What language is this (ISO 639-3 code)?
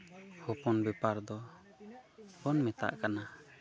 sat